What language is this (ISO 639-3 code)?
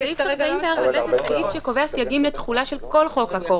heb